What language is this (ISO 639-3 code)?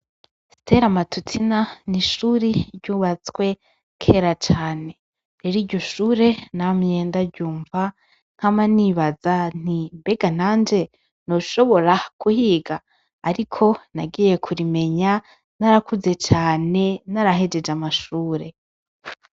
run